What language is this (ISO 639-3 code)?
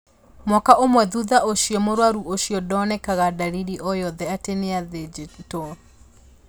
kik